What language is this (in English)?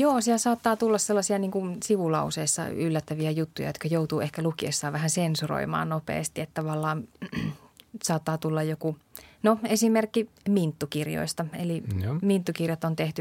Finnish